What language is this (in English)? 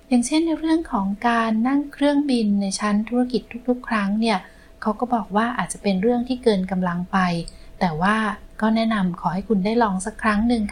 Thai